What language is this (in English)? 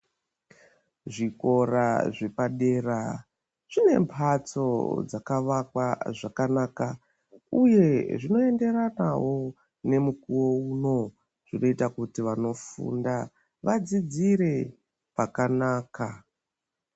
Ndau